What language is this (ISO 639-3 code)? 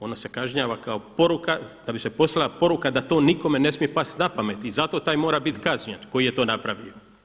hrv